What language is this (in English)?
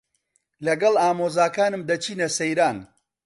Central Kurdish